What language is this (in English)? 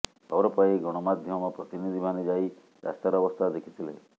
Odia